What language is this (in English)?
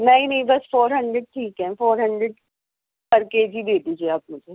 Urdu